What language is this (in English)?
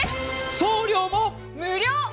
Japanese